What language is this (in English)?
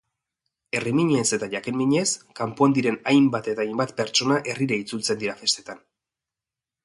Basque